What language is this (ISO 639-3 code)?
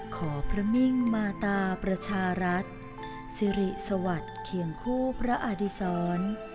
tha